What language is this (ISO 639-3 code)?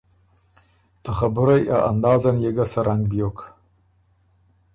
oru